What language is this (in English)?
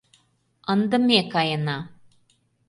Mari